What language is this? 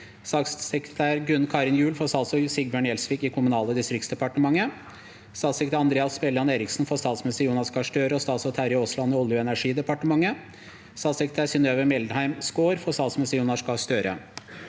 Norwegian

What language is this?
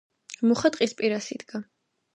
Georgian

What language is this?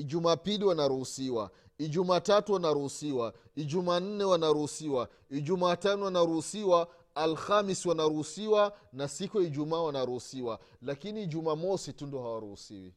Swahili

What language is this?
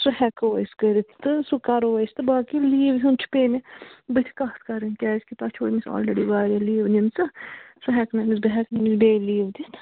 Kashmiri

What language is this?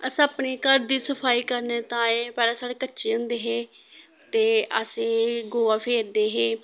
Dogri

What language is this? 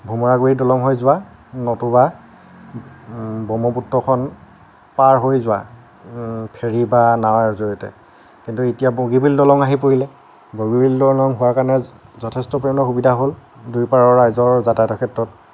Assamese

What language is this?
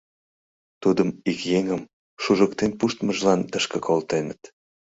Mari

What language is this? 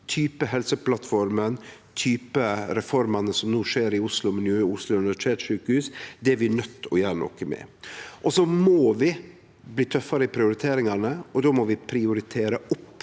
Norwegian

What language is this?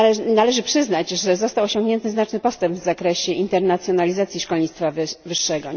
Polish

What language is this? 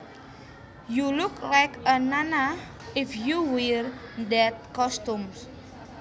Javanese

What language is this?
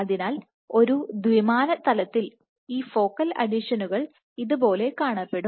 Malayalam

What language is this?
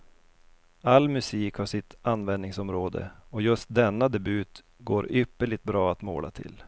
Swedish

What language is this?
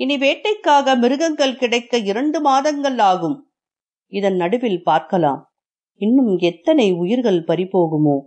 Tamil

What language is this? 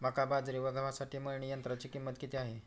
Marathi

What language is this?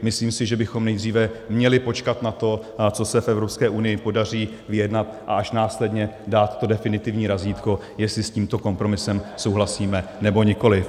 Czech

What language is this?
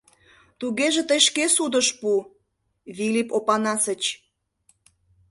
Mari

